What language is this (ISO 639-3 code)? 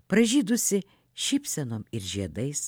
lit